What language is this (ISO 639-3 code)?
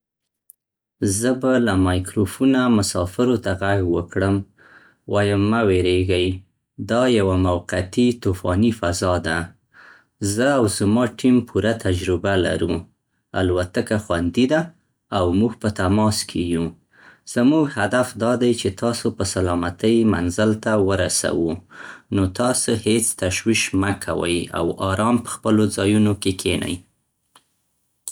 pst